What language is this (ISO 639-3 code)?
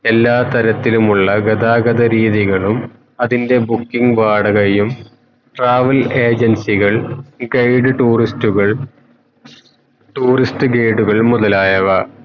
mal